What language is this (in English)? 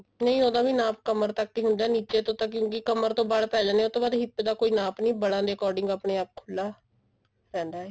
Punjabi